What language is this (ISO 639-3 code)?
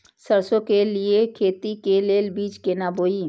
mai